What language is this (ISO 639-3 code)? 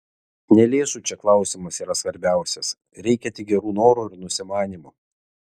lit